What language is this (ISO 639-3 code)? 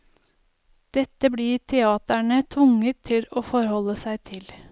nor